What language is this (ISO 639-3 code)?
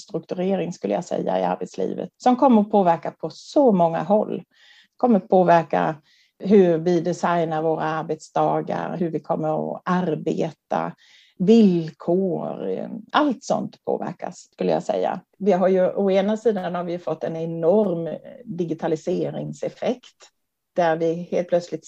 swe